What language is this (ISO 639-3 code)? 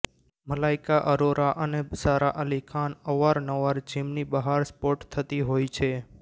guj